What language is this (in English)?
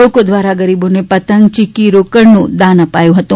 Gujarati